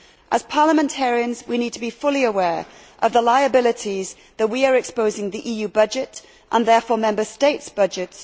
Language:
English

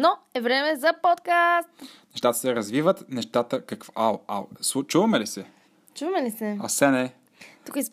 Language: Bulgarian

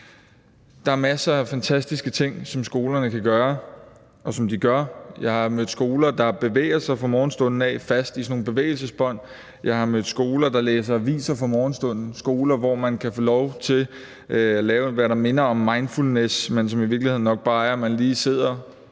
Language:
Danish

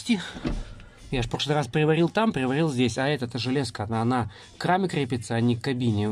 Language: Russian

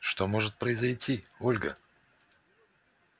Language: Russian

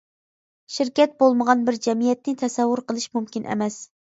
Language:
Uyghur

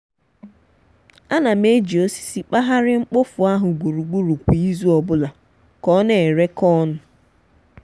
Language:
Igbo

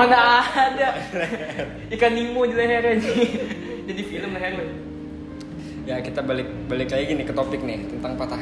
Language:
Indonesian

